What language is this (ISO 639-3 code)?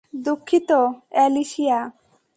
ben